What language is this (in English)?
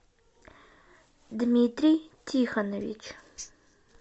Russian